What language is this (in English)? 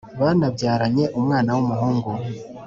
Kinyarwanda